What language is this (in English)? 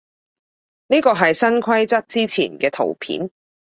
Cantonese